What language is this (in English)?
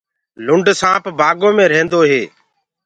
Gurgula